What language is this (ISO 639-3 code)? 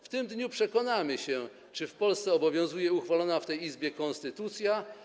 pol